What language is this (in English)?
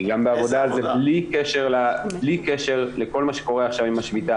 Hebrew